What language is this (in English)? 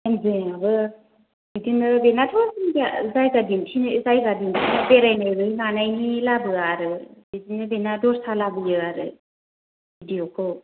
Bodo